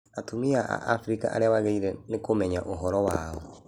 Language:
Kikuyu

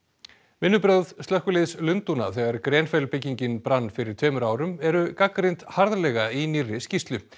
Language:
Icelandic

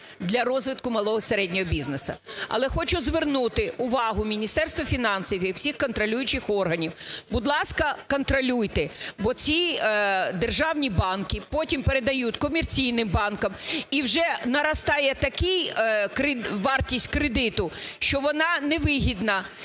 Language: Ukrainian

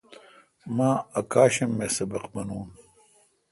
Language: Kalkoti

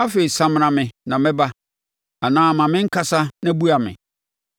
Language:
Akan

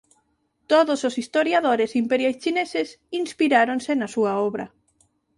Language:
Galician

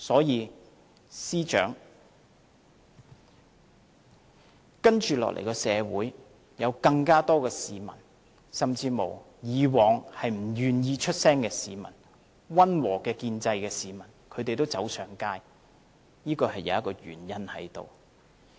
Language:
Cantonese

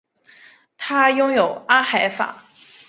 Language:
Chinese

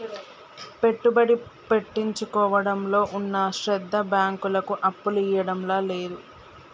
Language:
Telugu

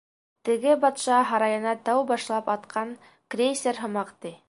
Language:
Bashkir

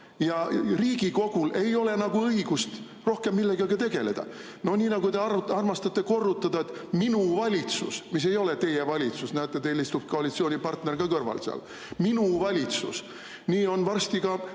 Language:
Estonian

